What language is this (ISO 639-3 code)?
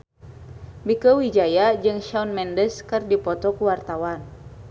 sun